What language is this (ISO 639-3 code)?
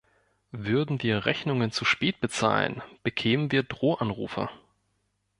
deu